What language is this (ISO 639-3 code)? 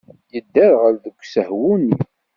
kab